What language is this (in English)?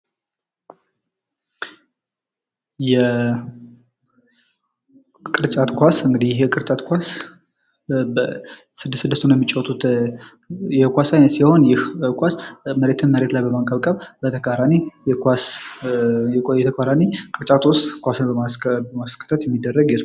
Amharic